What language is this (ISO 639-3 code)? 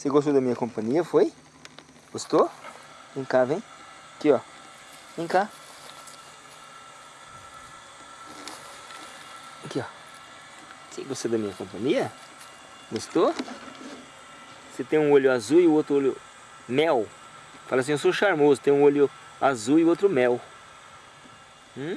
por